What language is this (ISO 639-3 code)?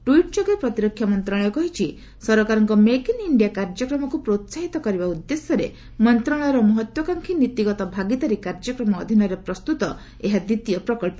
ori